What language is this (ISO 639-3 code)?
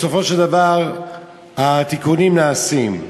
heb